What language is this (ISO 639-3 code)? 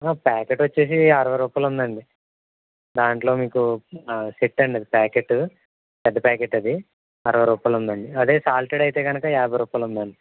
tel